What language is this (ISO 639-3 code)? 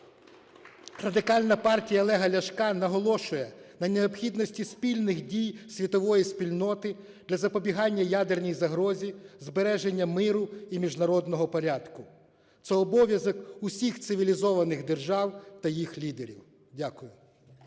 ukr